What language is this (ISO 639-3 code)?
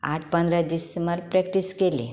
kok